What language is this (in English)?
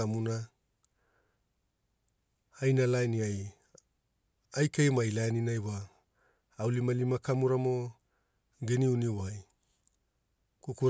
Hula